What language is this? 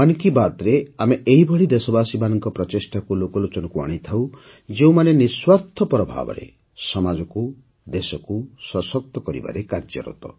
Odia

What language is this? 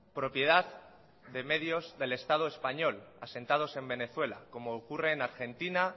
Spanish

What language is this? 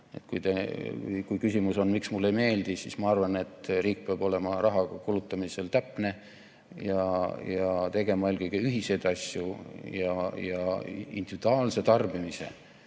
Estonian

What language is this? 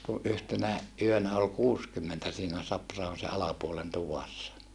Finnish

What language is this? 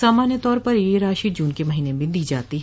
Hindi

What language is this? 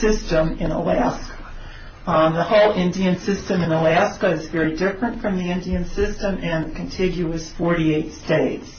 English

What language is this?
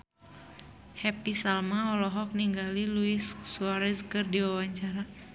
Sundanese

